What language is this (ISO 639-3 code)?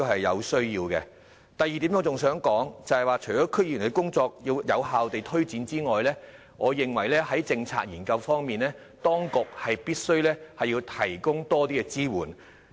yue